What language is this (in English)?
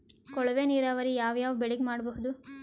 Kannada